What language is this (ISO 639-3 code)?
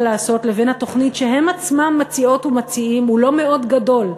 heb